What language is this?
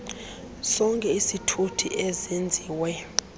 Xhosa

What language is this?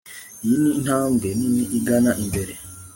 Kinyarwanda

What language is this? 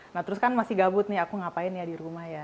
Indonesian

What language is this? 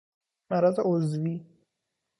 Persian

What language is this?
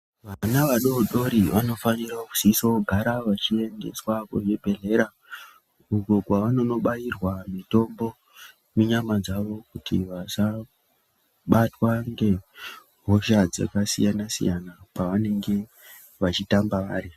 Ndau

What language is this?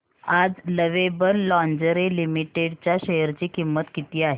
Marathi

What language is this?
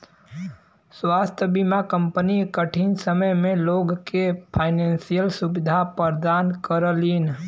Bhojpuri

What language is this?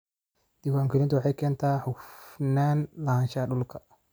Somali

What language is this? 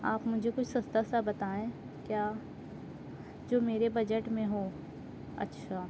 Urdu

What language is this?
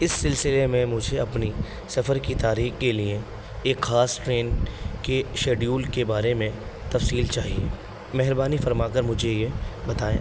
Urdu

